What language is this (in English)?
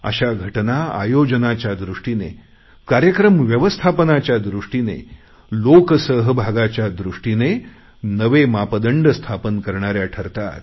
Marathi